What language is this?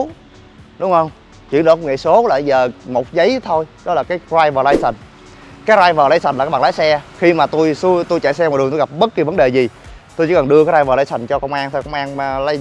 Vietnamese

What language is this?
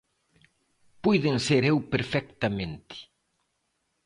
Galician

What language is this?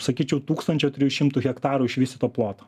Lithuanian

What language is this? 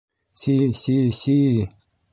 Bashkir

